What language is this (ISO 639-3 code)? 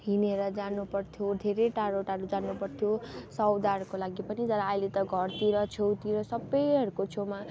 nep